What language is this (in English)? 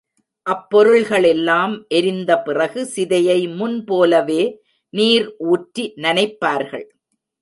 Tamil